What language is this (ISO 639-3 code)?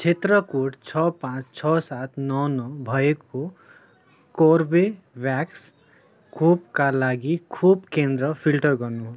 nep